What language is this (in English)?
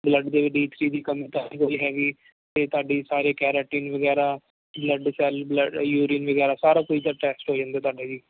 Punjabi